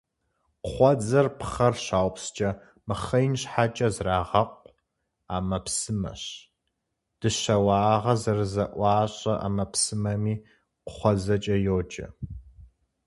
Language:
Kabardian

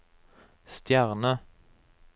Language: Norwegian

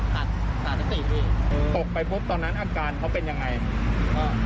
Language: Thai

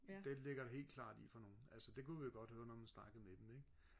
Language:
Danish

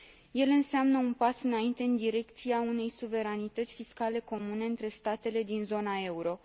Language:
Romanian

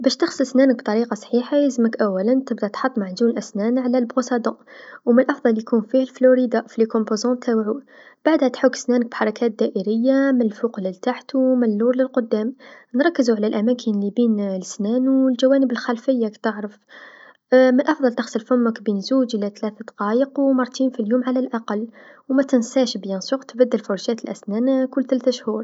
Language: Tunisian Arabic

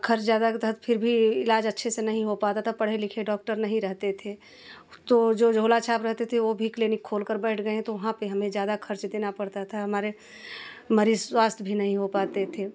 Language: Hindi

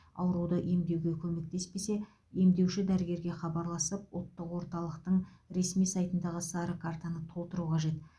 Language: Kazakh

